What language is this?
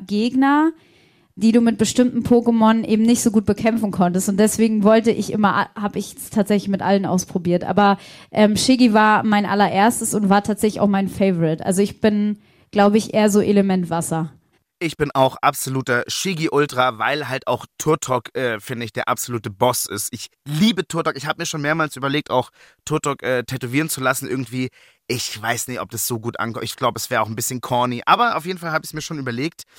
German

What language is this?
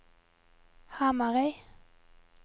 Norwegian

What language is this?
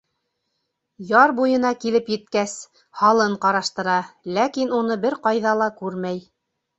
Bashkir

